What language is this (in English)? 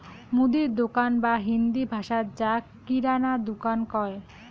Bangla